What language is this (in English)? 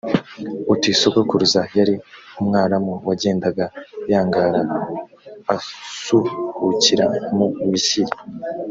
Kinyarwanda